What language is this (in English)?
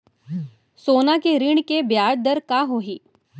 Chhattisgarhi